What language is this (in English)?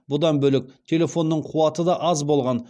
Kazakh